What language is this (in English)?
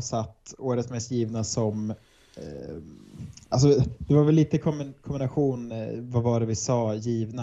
Swedish